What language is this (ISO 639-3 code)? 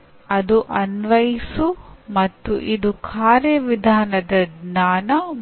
kan